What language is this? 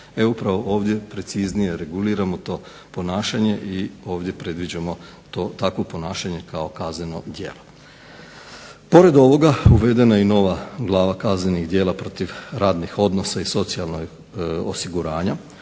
Croatian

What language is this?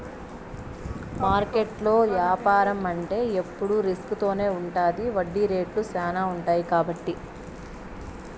Telugu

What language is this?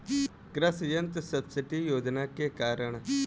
Bhojpuri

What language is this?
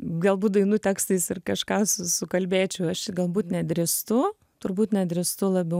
Lithuanian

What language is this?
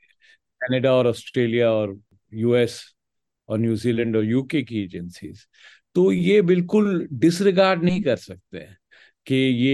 Hindi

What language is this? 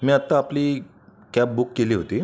Marathi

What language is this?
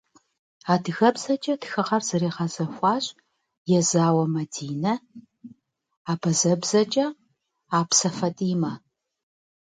Kabardian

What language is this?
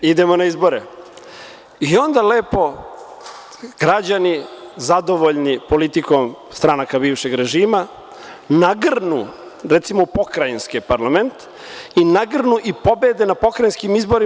Serbian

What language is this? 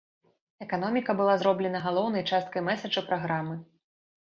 Belarusian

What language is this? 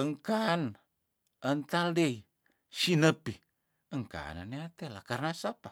Tondano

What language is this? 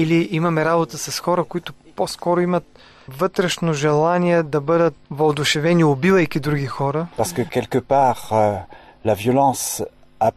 Bulgarian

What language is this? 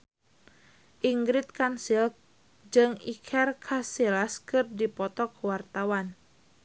Sundanese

